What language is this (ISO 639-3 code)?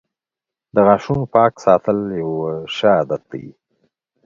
pus